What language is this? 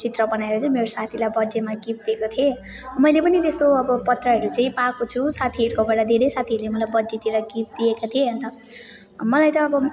Nepali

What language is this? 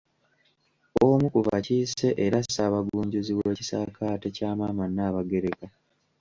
Ganda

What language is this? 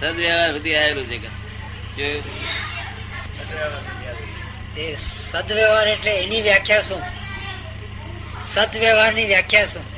Gujarati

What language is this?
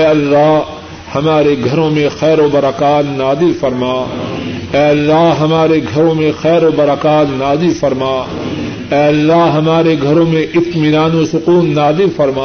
Urdu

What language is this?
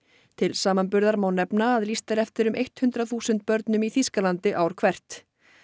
Icelandic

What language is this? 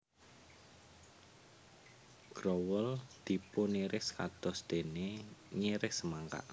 Javanese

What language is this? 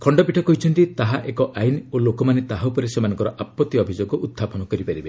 Odia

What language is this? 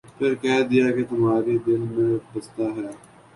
Urdu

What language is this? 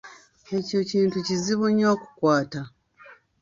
Ganda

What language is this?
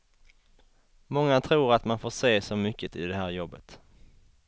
Swedish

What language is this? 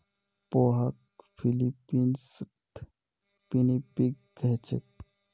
Magahi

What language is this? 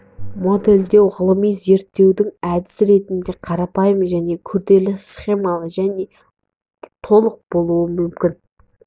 Kazakh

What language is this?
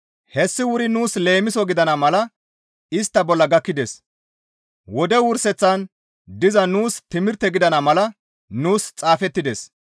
Gamo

